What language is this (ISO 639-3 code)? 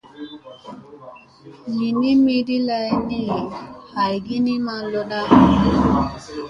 mse